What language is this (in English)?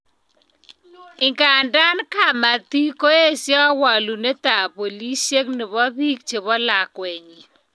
Kalenjin